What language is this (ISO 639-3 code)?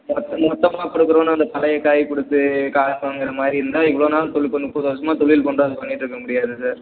tam